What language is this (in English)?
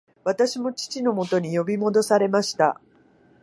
Japanese